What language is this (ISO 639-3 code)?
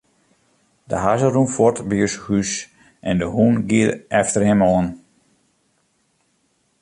fry